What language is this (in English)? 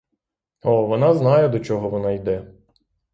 Ukrainian